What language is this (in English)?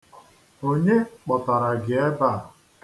Igbo